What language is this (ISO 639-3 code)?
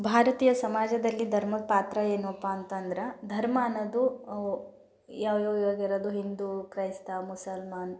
kan